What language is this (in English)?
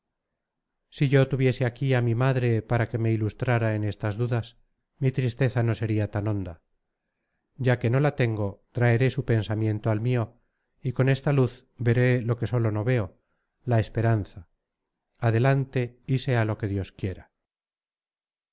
Spanish